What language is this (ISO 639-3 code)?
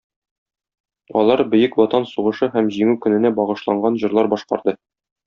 tat